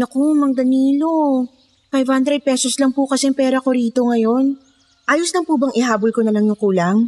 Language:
Filipino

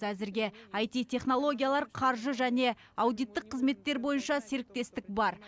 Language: Kazakh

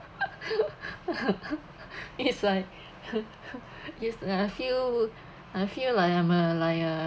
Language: English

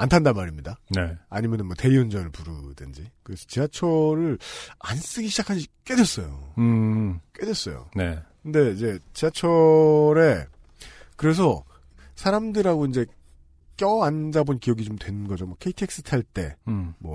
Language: Korean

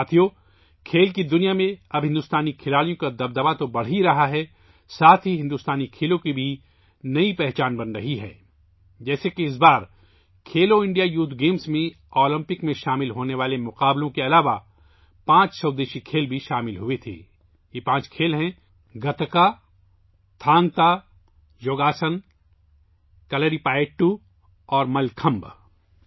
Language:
Urdu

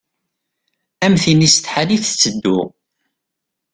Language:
Kabyle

